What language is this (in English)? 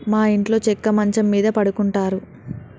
Telugu